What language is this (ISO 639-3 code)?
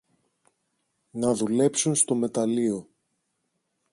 ell